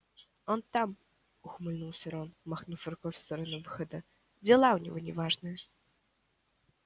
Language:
Russian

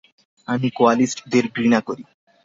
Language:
Bangla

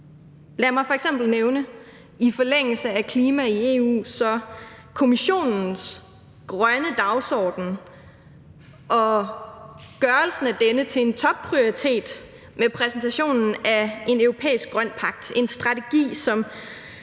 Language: Danish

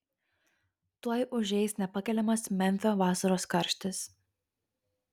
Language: Lithuanian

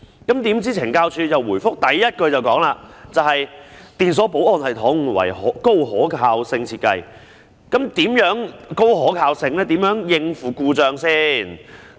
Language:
Cantonese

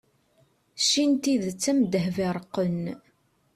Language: Kabyle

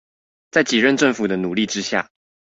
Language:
Chinese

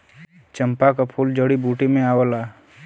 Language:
Bhojpuri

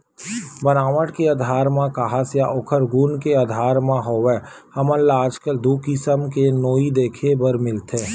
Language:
Chhattisgarhi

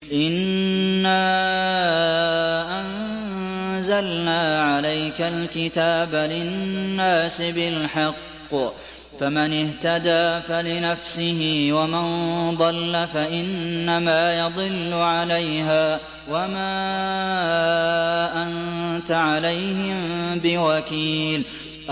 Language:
Arabic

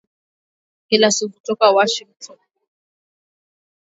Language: Swahili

